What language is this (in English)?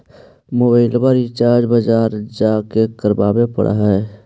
Magahi